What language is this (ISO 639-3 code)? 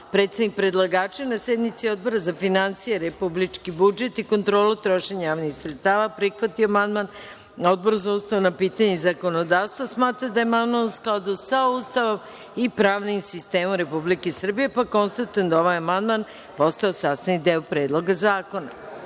srp